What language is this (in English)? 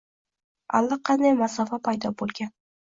Uzbek